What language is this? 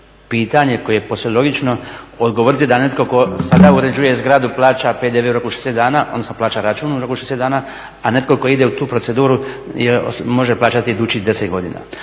Croatian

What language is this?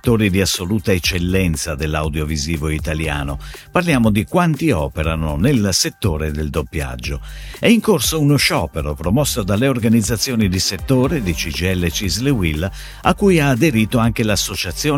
Italian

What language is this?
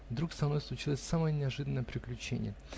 Russian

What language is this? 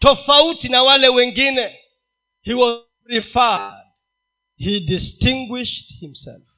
Swahili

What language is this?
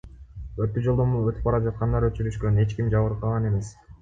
Kyrgyz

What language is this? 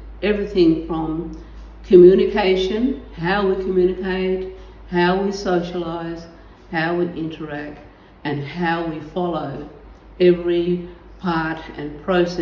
English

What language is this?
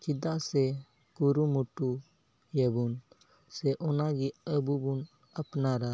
Santali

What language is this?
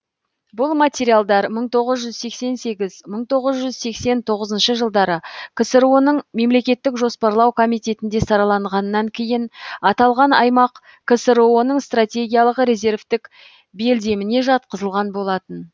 Kazakh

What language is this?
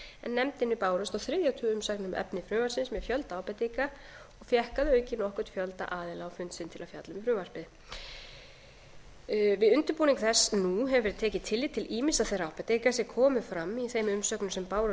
Icelandic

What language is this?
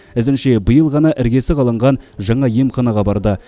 Kazakh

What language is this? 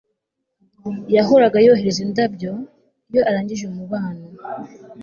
Kinyarwanda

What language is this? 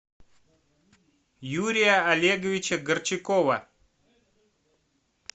Russian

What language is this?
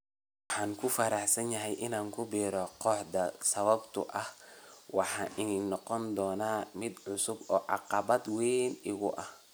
Somali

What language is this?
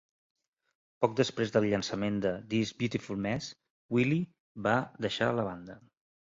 Catalan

